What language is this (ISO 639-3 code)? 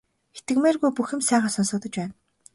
mon